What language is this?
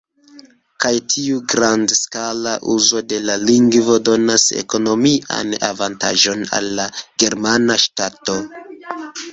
Esperanto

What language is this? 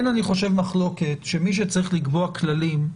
Hebrew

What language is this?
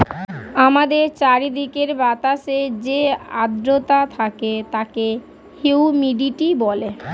Bangla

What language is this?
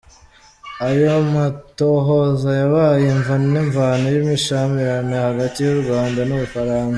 Kinyarwanda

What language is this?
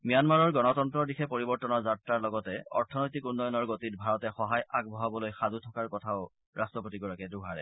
Assamese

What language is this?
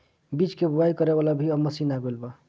Bhojpuri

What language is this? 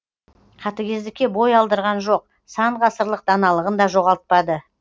Kazakh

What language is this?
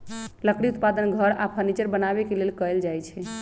Magahi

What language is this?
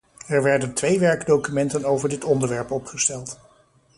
Dutch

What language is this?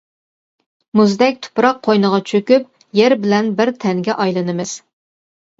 Uyghur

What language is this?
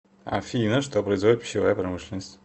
Russian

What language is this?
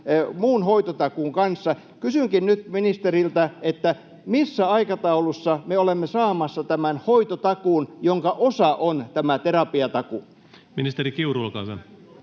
Finnish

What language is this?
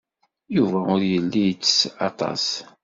Kabyle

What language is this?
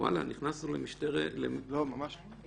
Hebrew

